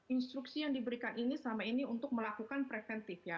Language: Indonesian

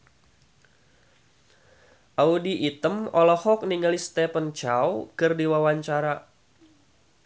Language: Sundanese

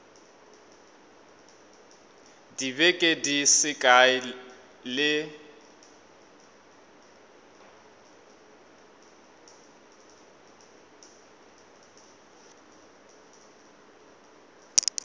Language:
Northern Sotho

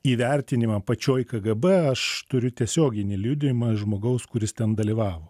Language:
Lithuanian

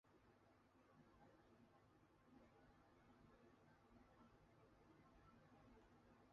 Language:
Chinese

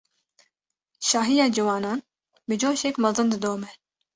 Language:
Kurdish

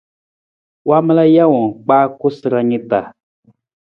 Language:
Nawdm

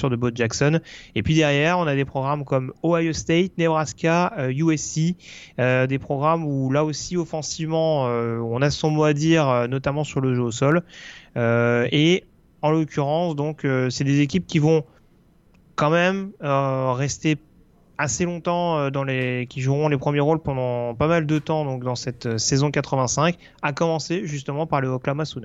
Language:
French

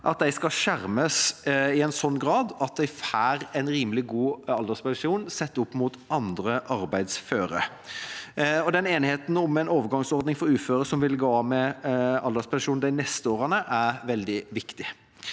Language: Norwegian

